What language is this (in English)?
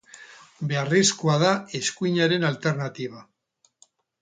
Basque